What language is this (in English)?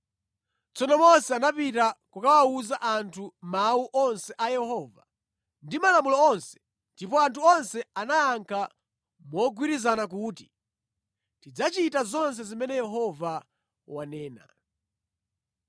Nyanja